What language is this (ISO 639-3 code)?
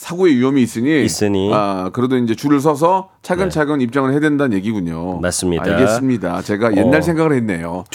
kor